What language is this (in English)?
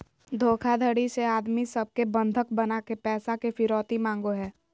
Magahi